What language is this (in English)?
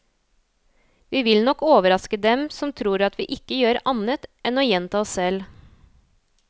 Norwegian